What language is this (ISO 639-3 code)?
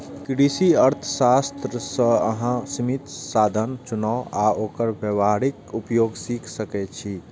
mai